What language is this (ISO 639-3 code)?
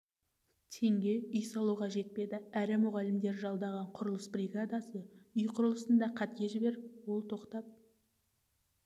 kaz